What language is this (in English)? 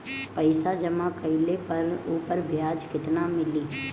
Bhojpuri